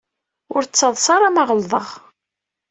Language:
Kabyle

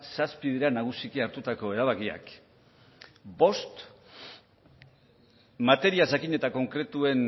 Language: Basque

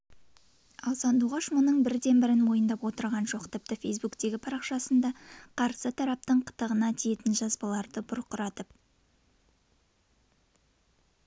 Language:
Kazakh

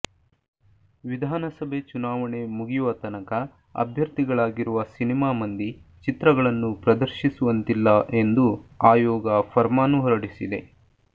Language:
Kannada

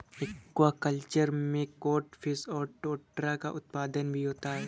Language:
Hindi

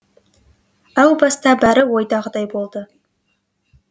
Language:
Kazakh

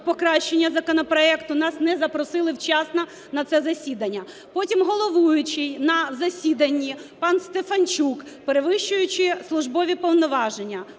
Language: Ukrainian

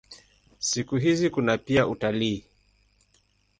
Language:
Swahili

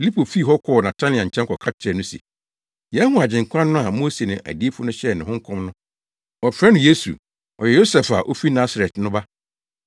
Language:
Akan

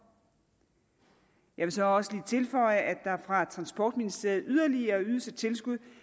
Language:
Danish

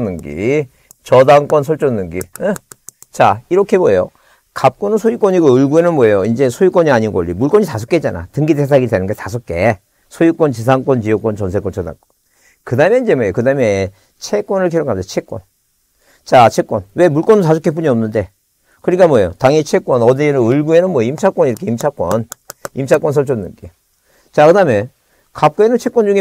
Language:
Korean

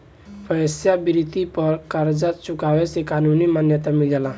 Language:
Bhojpuri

